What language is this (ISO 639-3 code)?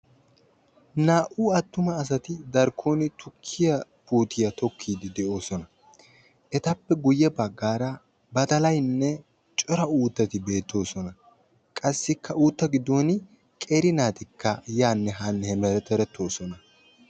wal